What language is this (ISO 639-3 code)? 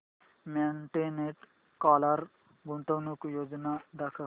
mar